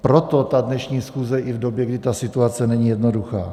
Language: Czech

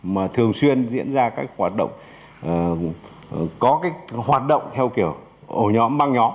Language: Vietnamese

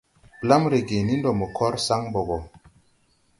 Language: Tupuri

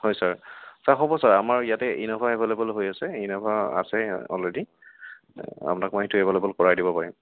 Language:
Assamese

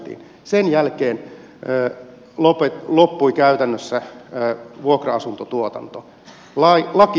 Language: Finnish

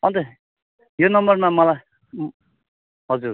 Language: Nepali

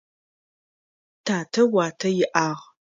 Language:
Adyghe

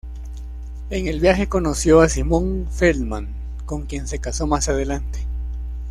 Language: Spanish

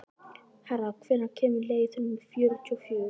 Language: Icelandic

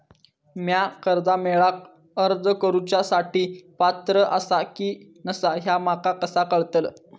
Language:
Marathi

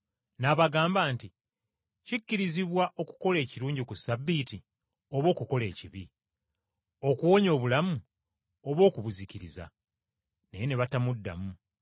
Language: Ganda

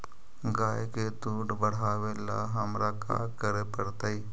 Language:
Magahi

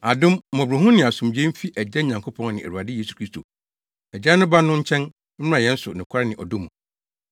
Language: Akan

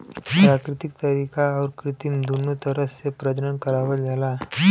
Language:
Bhojpuri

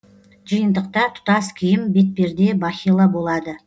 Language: Kazakh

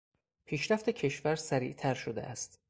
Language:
Persian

